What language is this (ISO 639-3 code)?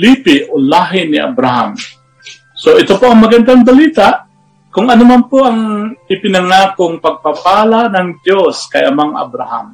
fil